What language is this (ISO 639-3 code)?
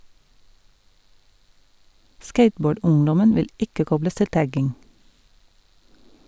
nor